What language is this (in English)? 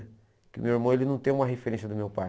Portuguese